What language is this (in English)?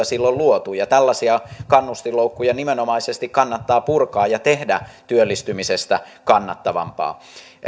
Finnish